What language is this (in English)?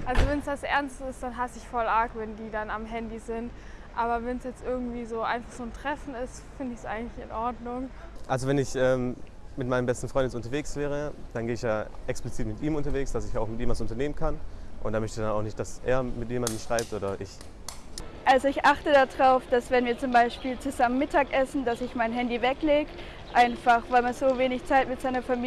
German